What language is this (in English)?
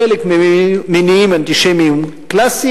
Hebrew